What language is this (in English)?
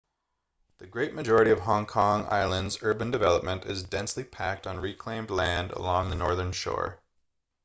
English